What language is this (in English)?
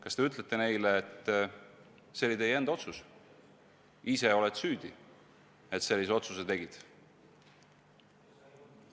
Estonian